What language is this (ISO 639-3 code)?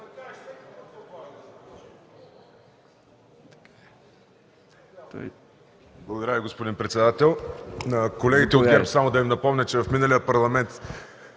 bul